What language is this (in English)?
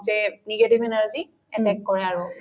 Assamese